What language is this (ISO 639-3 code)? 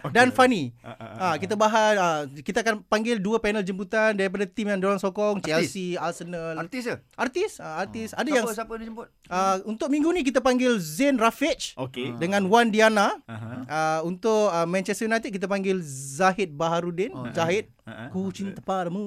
msa